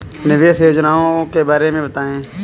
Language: Hindi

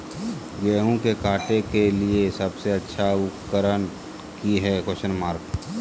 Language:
Magahi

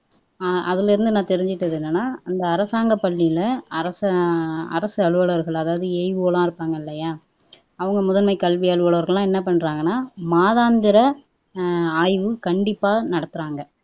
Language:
Tamil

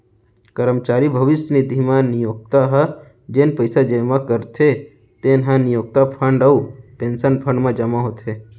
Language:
Chhattisgarhi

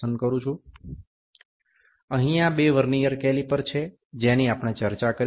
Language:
Bangla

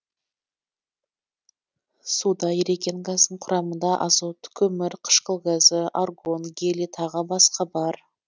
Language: Kazakh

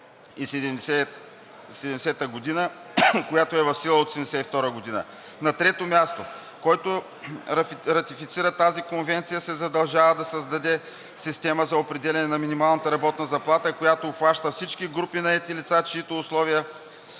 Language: Bulgarian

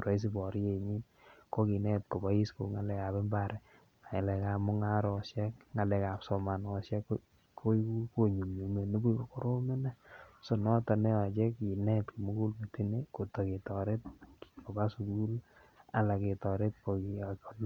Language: Kalenjin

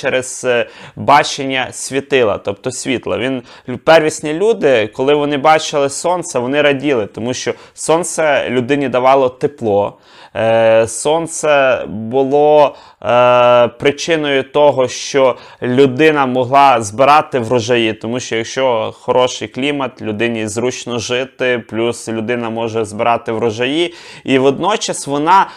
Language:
Ukrainian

